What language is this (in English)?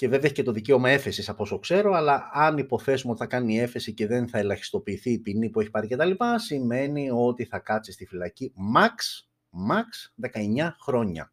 Greek